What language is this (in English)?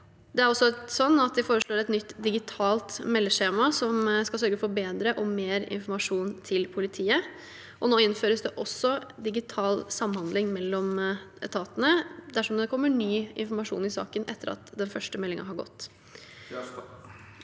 Norwegian